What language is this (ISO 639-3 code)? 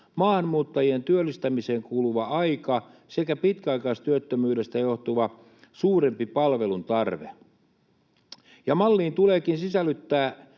fin